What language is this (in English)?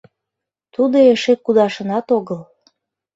Mari